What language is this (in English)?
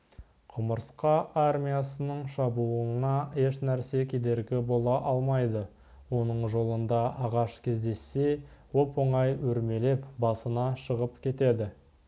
Kazakh